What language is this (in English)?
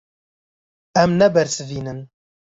Kurdish